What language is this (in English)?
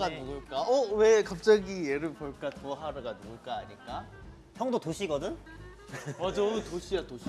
Korean